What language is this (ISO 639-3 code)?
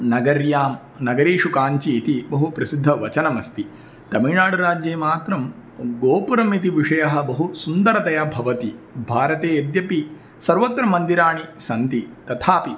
san